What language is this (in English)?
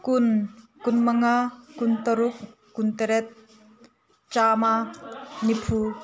Manipuri